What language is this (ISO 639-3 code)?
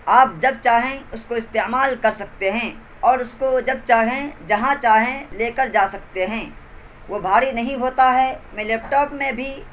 urd